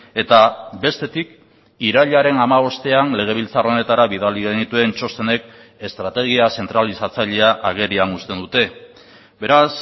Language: Basque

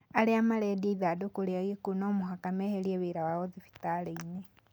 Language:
Kikuyu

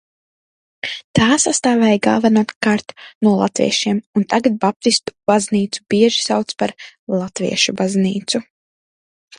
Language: Latvian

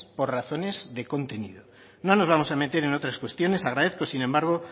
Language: Spanish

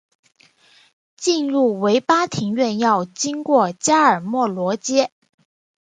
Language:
Chinese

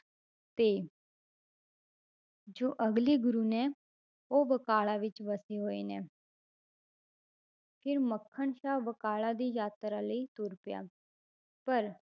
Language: Punjabi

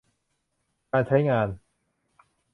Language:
Thai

